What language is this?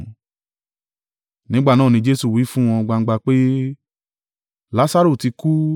Yoruba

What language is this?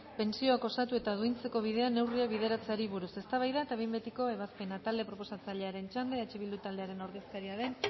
Basque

